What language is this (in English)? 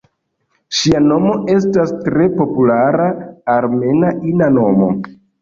Esperanto